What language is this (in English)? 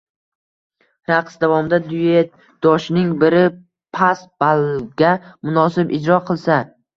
Uzbek